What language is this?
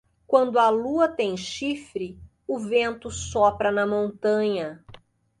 Portuguese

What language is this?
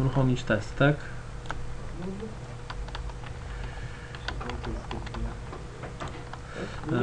Polish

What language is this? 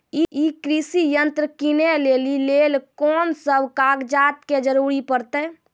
Maithili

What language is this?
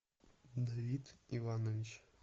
Russian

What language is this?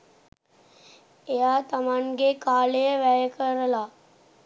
Sinhala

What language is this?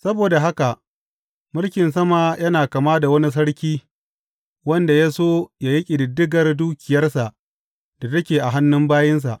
Hausa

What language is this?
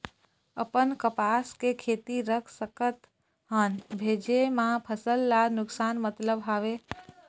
Chhattisgarhi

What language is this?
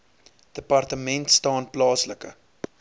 Afrikaans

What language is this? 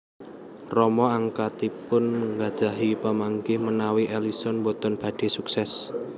Javanese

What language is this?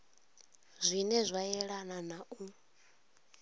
Venda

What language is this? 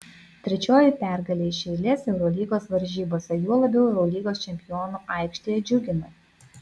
Lithuanian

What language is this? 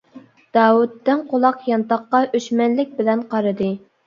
Uyghur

